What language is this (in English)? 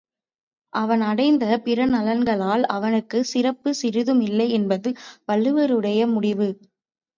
Tamil